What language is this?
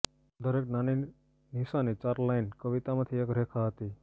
Gujarati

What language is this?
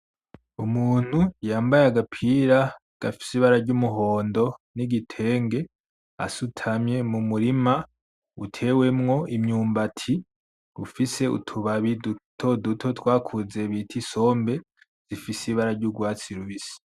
Rundi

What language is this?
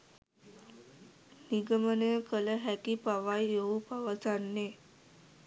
Sinhala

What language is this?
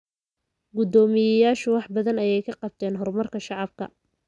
Somali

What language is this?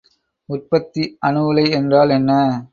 Tamil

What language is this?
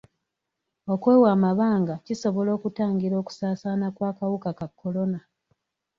Ganda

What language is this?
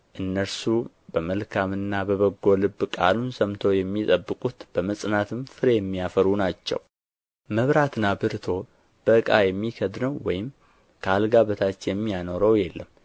Amharic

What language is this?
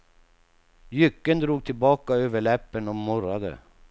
Swedish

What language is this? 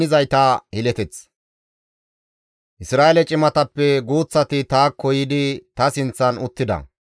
Gamo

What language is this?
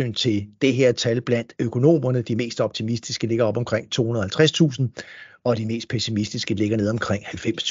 Danish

